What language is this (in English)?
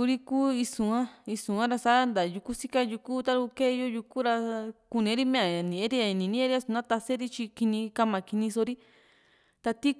Juxtlahuaca Mixtec